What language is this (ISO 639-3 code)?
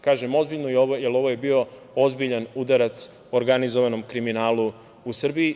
srp